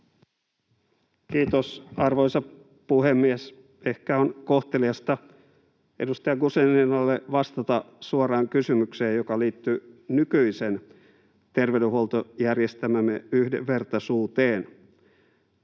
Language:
Finnish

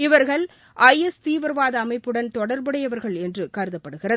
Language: Tamil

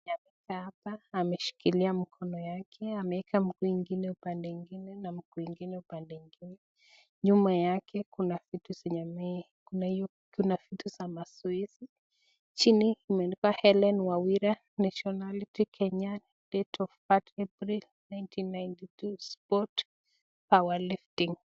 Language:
Swahili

